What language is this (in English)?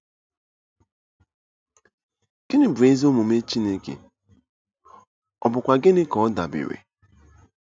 Igbo